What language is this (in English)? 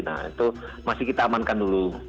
Indonesian